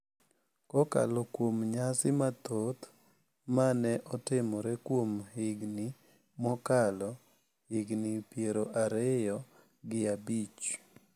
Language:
Luo (Kenya and Tanzania)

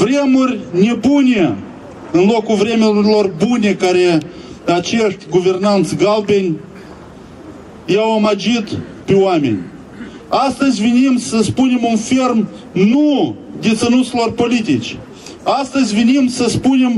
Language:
Romanian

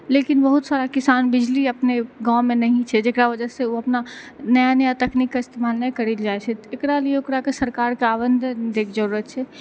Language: Maithili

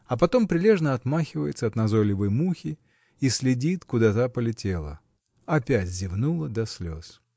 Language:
Russian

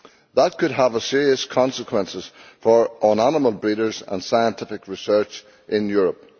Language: English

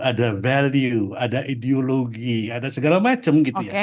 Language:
Indonesian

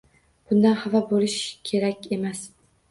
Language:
Uzbek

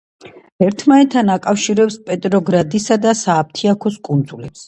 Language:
Georgian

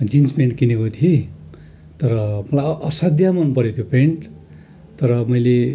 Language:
Nepali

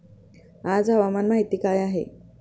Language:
Marathi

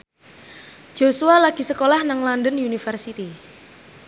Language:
Javanese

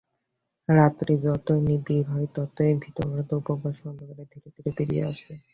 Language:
Bangla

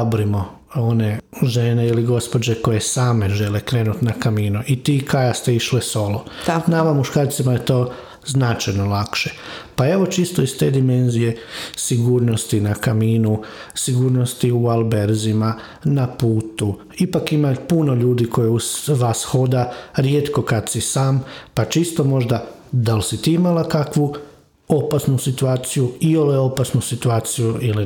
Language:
Croatian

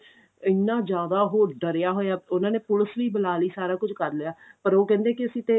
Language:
Punjabi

